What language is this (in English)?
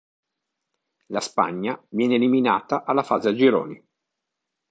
Italian